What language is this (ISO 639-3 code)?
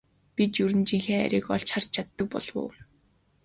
mon